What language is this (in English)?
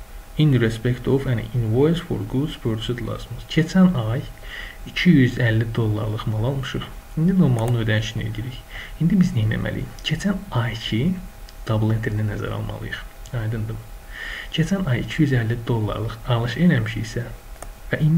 Turkish